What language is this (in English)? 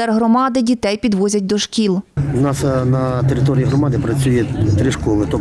Ukrainian